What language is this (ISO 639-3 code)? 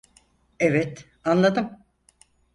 tur